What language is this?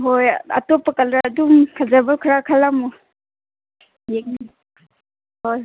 Manipuri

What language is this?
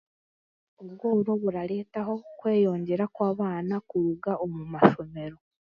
Chiga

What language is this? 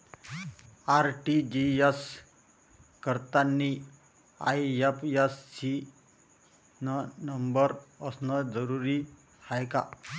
Marathi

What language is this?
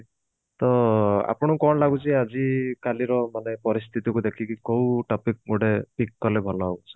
Odia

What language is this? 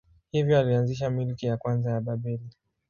Swahili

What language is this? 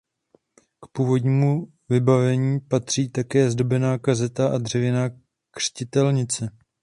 Czech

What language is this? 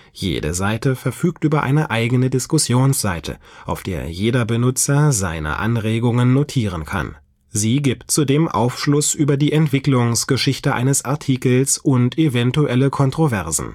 German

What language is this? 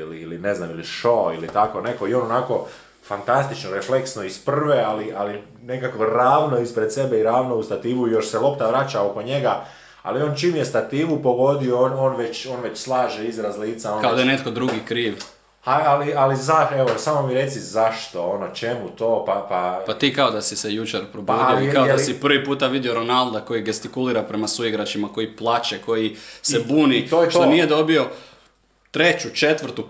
Croatian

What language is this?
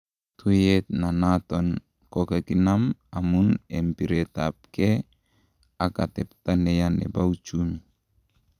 Kalenjin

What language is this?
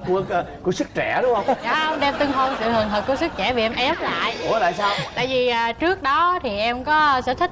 Vietnamese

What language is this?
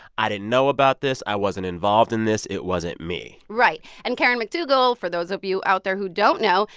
English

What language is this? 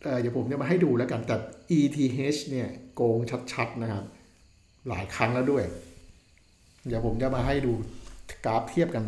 Thai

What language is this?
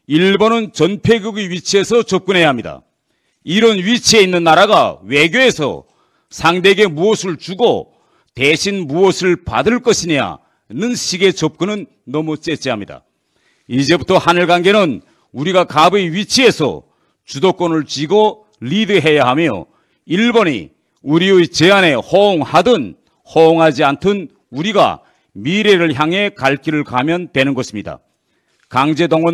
Korean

